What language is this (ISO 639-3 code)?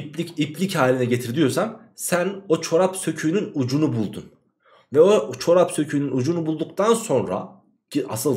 tur